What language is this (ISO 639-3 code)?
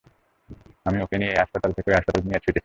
ben